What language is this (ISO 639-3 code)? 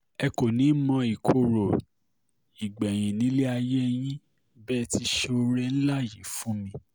yor